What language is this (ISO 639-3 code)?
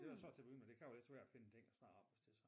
dan